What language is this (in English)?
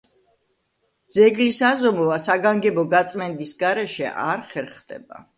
Georgian